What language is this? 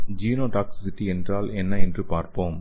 Tamil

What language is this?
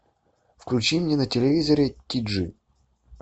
Russian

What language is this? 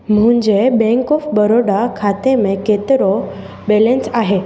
Sindhi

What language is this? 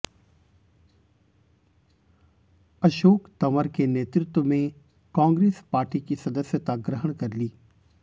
Hindi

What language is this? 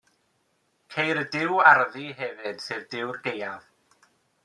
Welsh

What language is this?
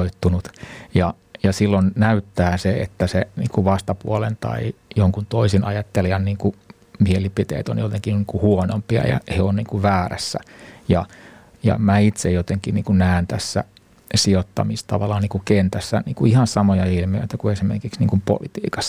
Finnish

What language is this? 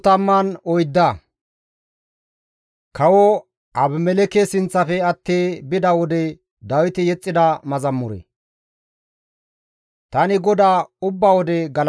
Gamo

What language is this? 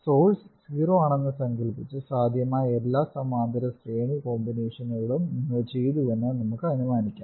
Malayalam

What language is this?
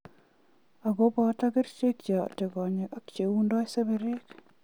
Kalenjin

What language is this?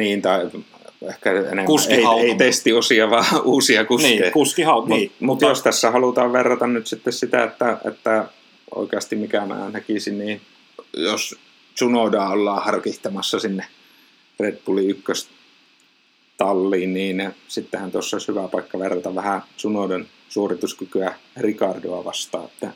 Finnish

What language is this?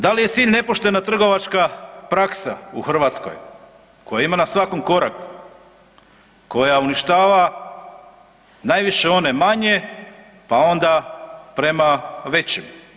Croatian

